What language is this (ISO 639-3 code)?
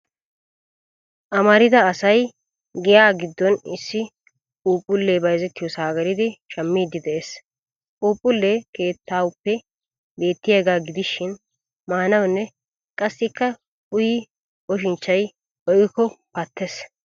wal